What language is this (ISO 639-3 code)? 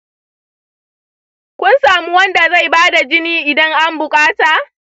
hau